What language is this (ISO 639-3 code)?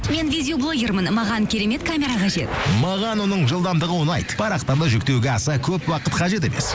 kaz